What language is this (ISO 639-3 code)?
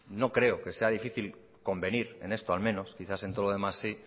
spa